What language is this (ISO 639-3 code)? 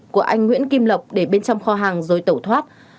vie